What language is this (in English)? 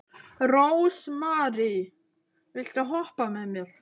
Icelandic